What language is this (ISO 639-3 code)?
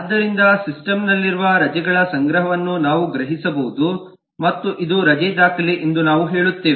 kan